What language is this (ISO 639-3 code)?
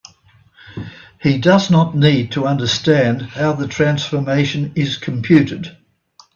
eng